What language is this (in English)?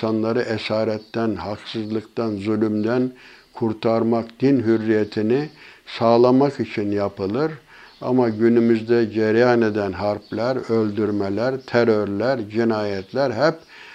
Turkish